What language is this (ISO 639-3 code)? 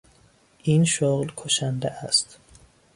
fas